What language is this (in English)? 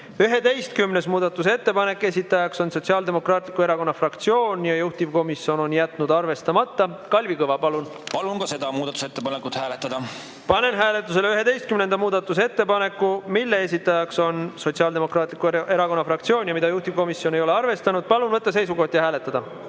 Estonian